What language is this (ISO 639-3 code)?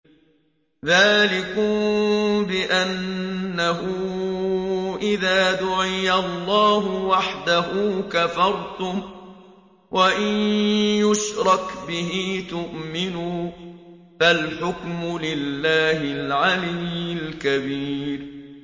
ara